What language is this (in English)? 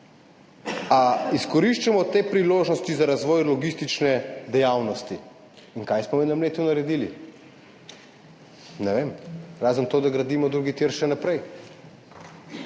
Slovenian